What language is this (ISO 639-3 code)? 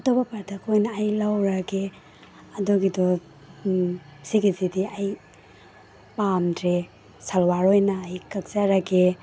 mni